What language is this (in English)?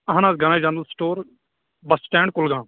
Kashmiri